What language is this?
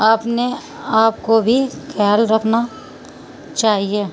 Urdu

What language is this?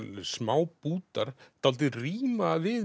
Icelandic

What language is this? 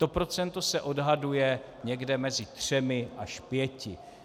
Czech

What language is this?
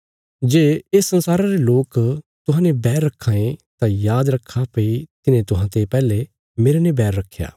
Bilaspuri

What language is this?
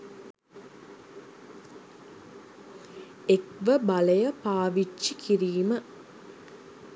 Sinhala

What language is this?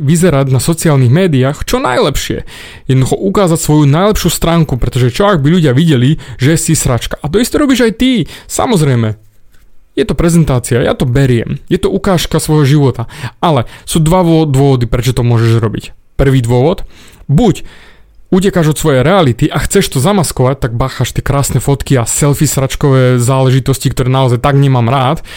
Slovak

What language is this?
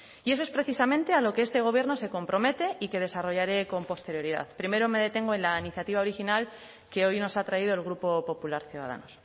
Spanish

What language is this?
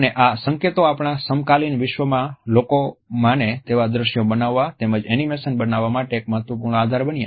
Gujarati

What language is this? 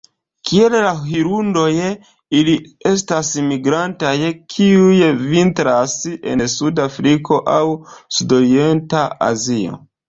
Esperanto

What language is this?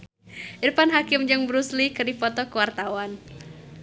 Sundanese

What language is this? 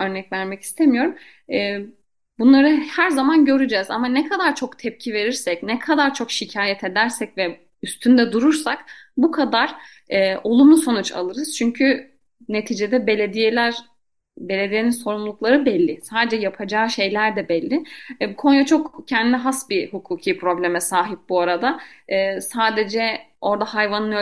Turkish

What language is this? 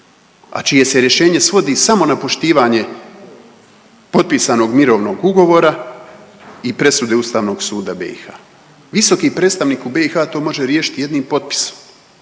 Croatian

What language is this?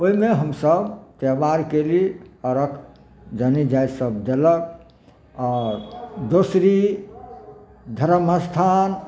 Maithili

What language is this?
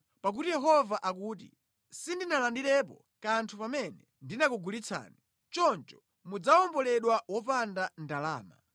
Nyanja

